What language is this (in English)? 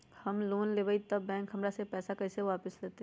Magahi